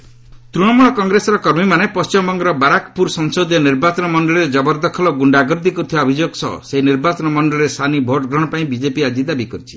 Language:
Odia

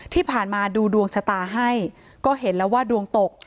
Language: Thai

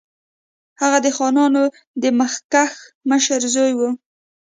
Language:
Pashto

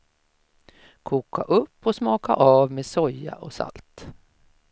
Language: Swedish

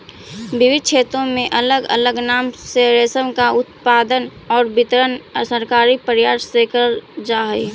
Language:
Magahi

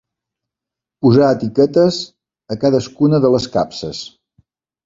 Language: Catalan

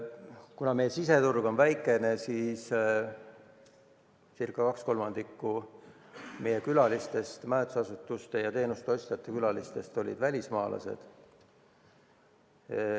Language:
Estonian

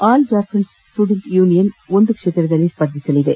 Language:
Kannada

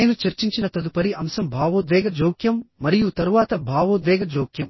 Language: Telugu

